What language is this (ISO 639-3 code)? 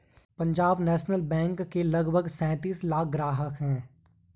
hin